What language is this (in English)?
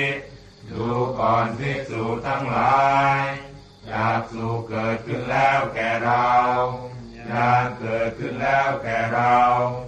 Thai